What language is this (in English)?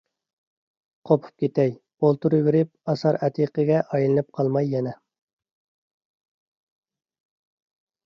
Uyghur